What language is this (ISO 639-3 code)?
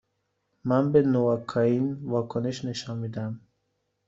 fas